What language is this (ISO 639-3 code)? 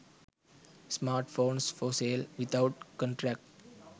sin